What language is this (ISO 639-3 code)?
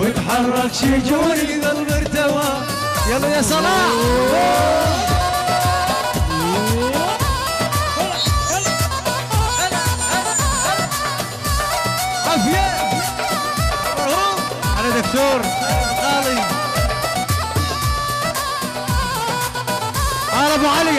ara